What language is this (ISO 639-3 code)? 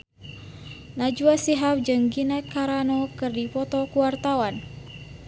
sun